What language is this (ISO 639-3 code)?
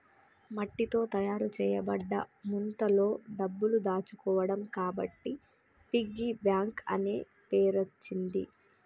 tel